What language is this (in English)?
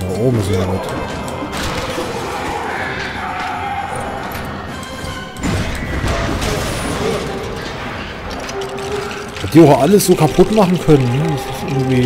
German